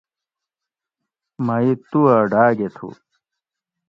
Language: Gawri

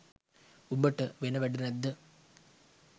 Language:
Sinhala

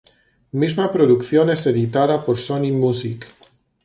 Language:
Spanish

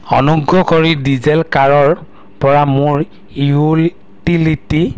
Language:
Assamese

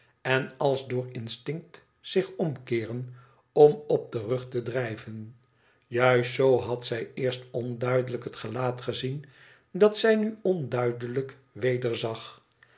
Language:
Dutch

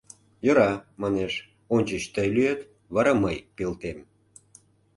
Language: Mari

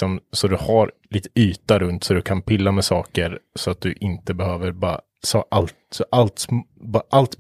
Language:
Swedish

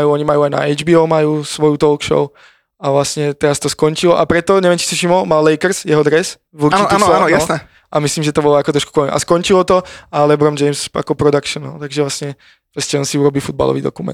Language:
Slovak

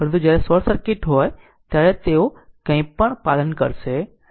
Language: Gujarati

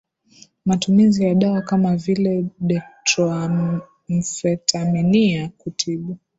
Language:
Swahili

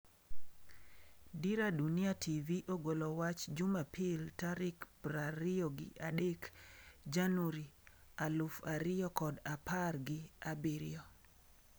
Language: Luo (Kenya and Tanzania)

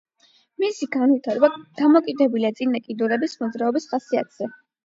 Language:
Georgian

